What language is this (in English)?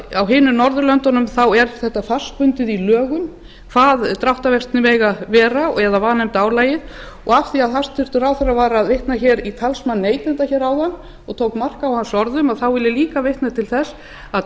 Icelandic